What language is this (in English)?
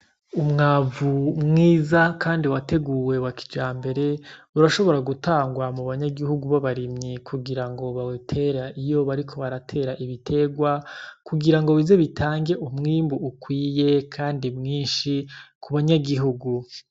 Rundi